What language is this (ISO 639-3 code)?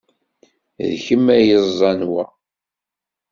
kab